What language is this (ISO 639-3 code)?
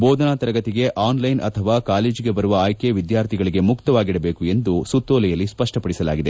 kan